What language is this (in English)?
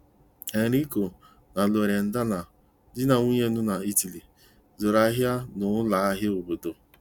Igbo